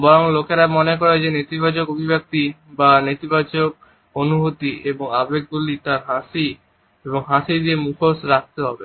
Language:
Bangla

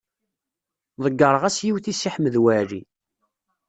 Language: Kabyle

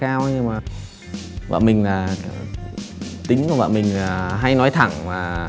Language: Vietnamese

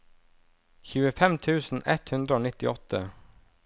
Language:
Norwegian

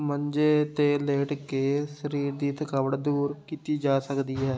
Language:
Punjabi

